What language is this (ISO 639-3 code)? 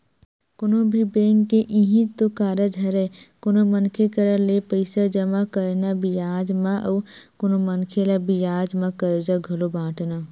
hne